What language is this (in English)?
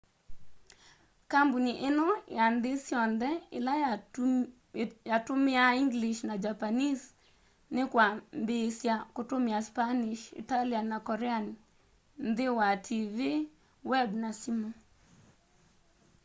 Kamba